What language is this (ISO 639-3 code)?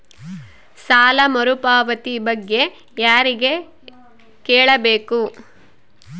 kan